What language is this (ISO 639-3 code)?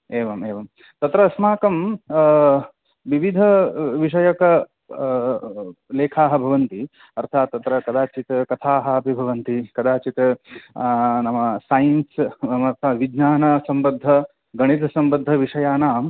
san